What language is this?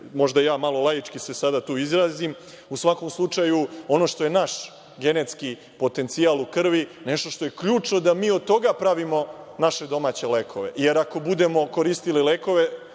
Serbian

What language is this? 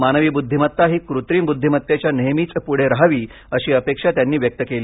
Marathi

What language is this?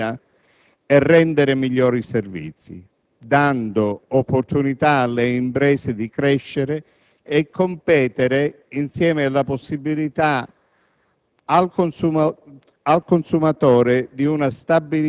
Italian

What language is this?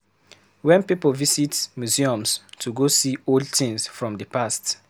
Nigerian Pidgin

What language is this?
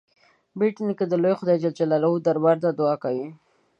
Pashto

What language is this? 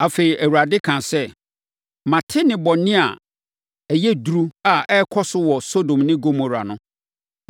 Akan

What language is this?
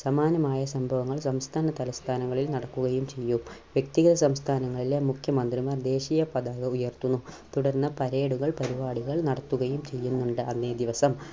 Malayalam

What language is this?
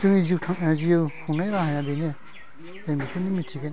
Bodo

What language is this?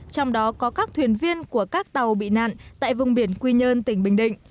Vietnamese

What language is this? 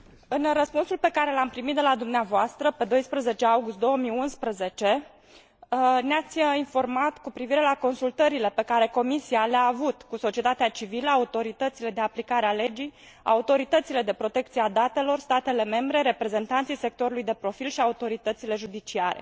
Romanian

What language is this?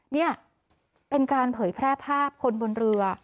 Thai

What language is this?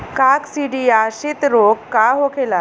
Bhojpuri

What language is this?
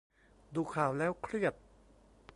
Thai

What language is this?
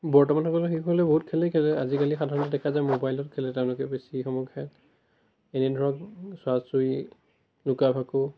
Assamese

